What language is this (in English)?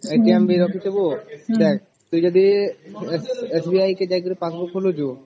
Odia